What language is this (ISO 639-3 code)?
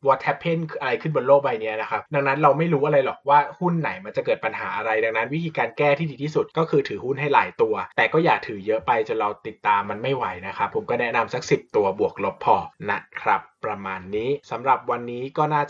tha